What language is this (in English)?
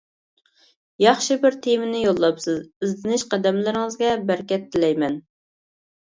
Uyghur